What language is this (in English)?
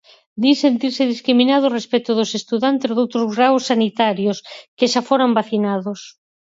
Galician